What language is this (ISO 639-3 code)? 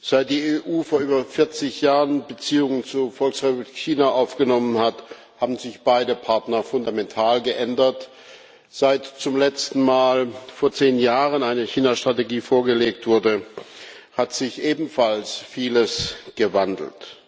deu